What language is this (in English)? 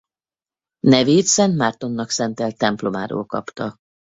Hungarian